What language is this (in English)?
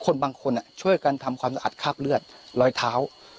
Thai